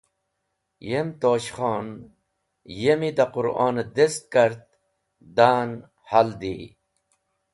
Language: Wakhi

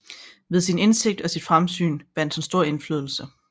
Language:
Danish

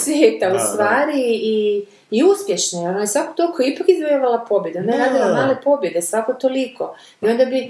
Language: Croatian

